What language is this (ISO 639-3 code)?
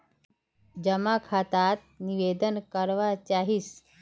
mag